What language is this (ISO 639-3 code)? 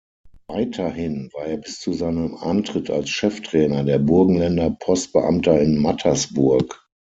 deu